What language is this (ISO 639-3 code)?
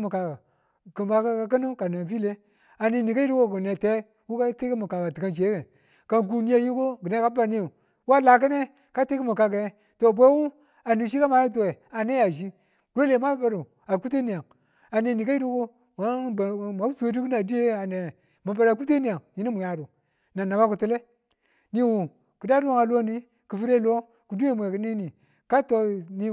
tul